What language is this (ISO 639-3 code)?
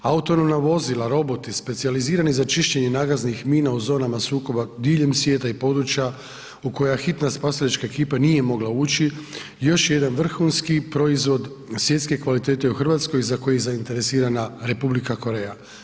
hrv